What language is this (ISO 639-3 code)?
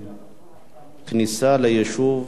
heb